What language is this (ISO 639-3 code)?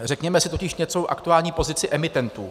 ces